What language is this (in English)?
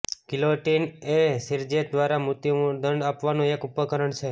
Gujarati